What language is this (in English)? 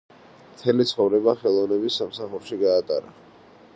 Georgian